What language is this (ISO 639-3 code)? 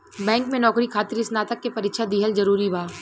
bho